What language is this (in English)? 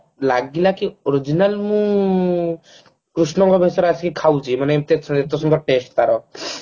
Odia